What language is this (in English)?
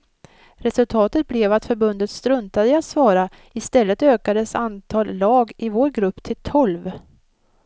Swedish